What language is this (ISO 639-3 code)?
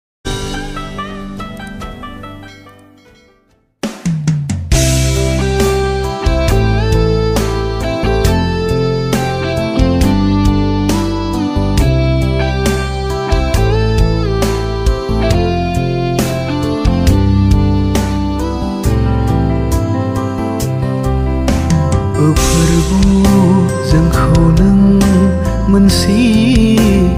vie